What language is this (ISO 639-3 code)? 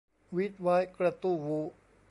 tha